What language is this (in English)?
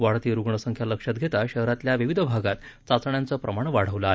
Marathi